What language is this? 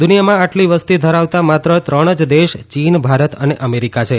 Gujarati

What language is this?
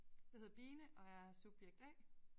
Danish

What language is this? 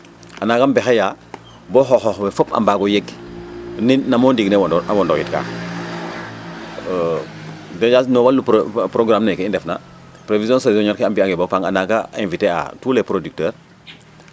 Serer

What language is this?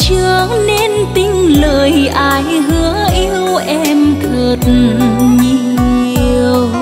Vietnamese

